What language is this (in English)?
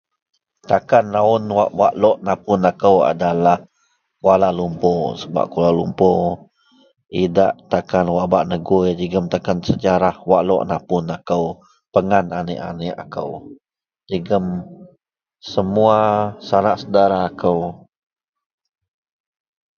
Central Melanau